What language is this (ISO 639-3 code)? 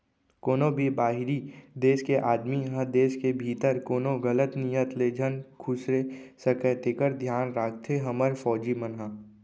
hne